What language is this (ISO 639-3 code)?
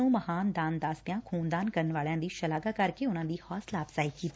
pan